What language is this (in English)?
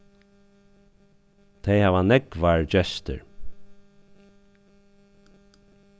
Faroese